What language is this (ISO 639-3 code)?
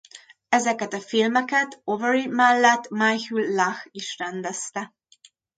hun